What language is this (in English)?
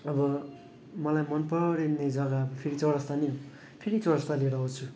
Nepali